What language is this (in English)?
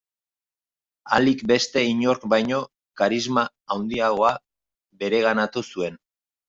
Basque